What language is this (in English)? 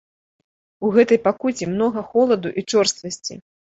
Belarusian